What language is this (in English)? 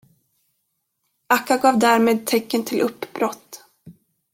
Swedish